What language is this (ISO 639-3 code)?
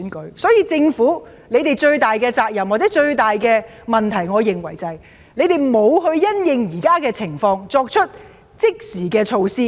yue